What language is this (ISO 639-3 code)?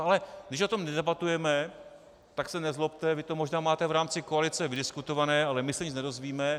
ces